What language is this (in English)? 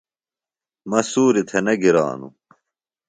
Phalura